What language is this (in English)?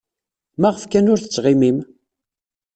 Kabyle